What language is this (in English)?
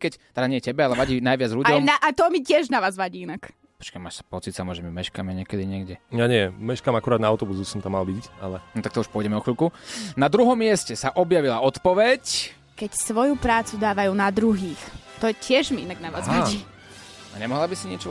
Slovak